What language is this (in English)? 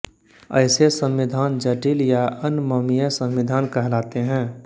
Hindi